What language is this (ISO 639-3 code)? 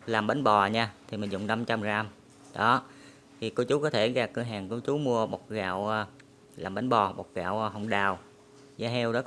vie